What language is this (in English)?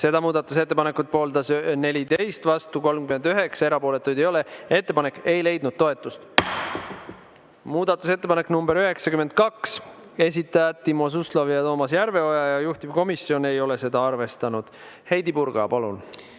Estonian